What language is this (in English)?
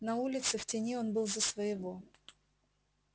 Russian